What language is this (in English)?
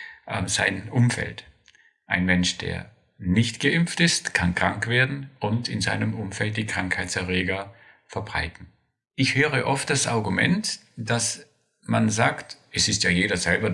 German